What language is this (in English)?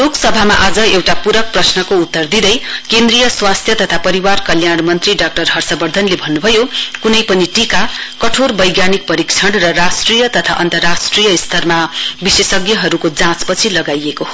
Nepali